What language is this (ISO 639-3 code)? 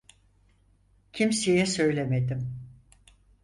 tur